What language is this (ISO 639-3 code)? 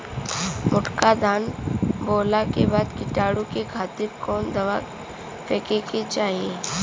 bho